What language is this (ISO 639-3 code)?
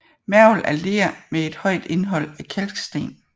dan